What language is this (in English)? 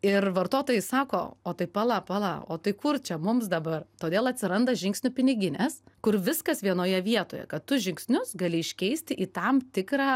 Lithuanian